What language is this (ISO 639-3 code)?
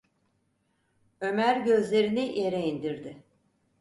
tur